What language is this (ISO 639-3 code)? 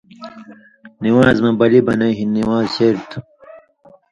mvy